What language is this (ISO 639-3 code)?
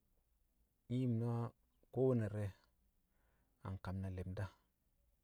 kcq